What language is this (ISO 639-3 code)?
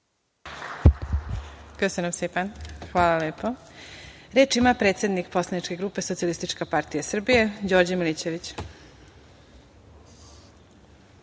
srp